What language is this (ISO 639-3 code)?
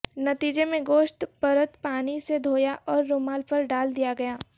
urd